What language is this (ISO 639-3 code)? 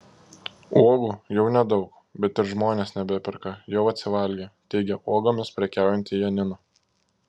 lit